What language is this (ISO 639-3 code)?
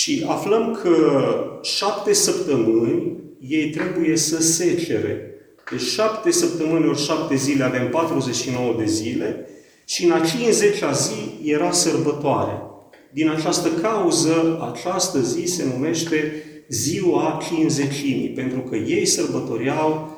ron